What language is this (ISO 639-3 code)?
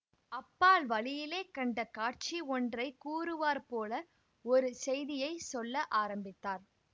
tam